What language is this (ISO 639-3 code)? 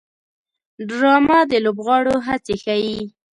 pus